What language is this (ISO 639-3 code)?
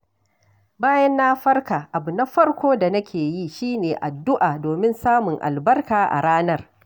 hau